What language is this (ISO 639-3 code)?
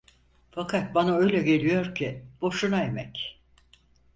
tur